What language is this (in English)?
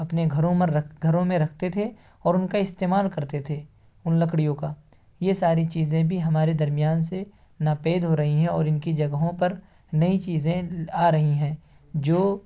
Urdu